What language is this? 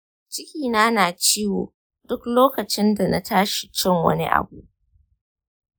Hausa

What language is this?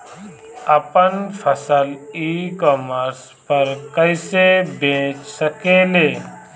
Bhojpuri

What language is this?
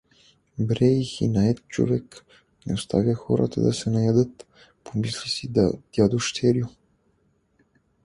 Bulgarian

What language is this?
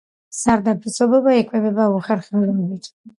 Georgian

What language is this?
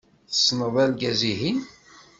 Kabyle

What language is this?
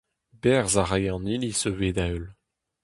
Breton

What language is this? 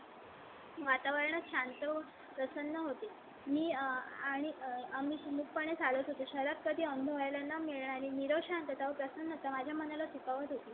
Marathi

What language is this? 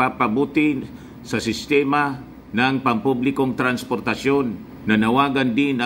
Filipino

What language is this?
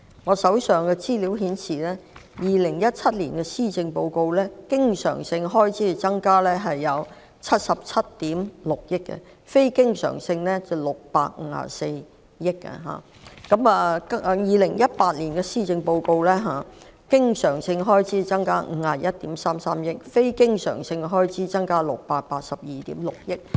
Cantonese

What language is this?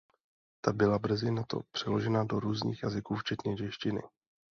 Czech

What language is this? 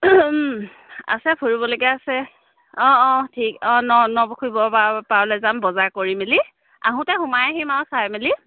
Assamese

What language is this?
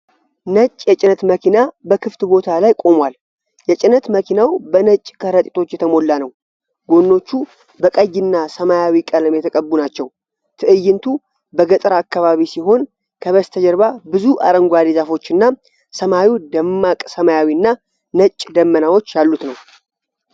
Amharic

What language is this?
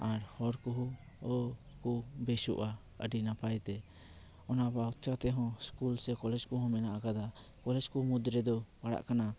Santali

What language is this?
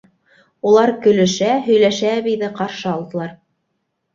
Bashkir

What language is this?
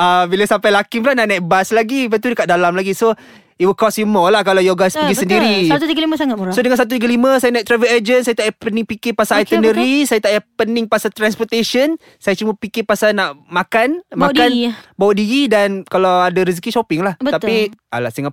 Malay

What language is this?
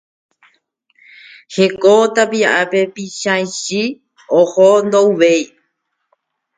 Guarani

